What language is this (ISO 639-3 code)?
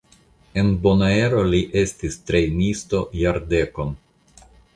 epo